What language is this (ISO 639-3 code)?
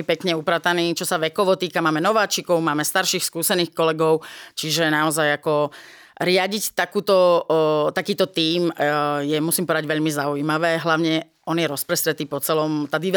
slk